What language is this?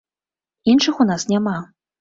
Belarusian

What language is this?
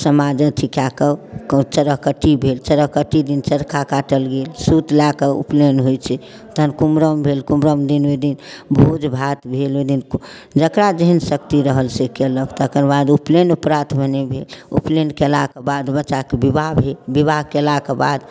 Maithili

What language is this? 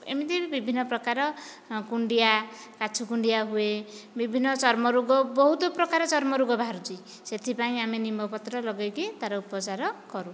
Odia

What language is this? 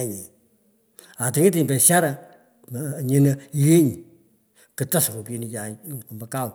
Pökoot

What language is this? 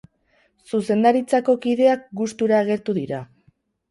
Basque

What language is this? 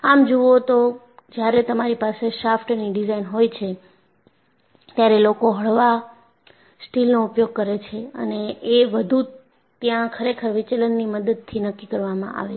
Gujarati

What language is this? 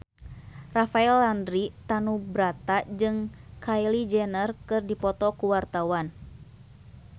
Sundanese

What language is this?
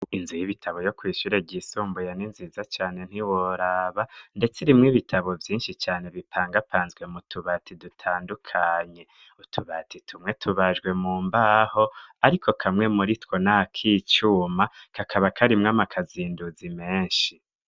Rundi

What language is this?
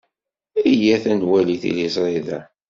Kabyle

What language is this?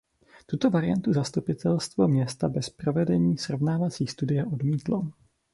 Czech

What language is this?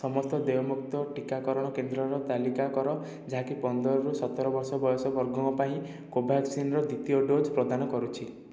Odia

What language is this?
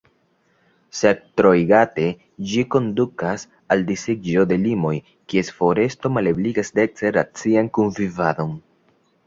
Esperanto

